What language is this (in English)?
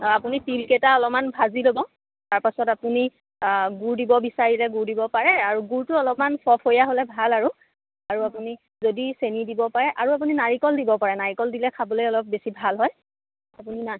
Assamese